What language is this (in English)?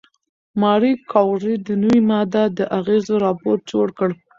Pashto